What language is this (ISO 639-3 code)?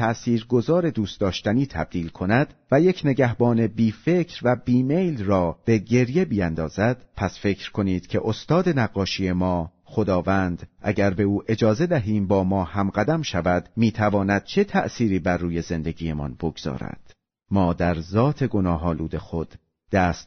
fas